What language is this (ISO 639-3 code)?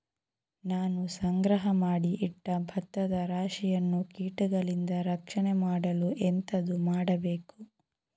kan